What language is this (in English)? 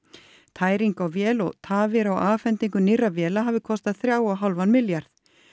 Icelandic